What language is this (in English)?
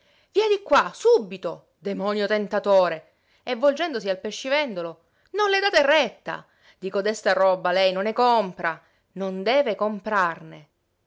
Italian